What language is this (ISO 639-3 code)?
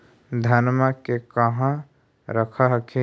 mag